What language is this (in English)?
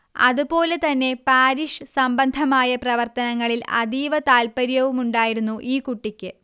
Malayalam